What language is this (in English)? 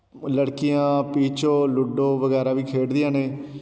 Punjabi